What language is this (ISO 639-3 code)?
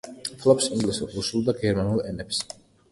kat